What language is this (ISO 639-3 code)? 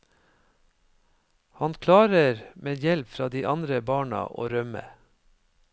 nor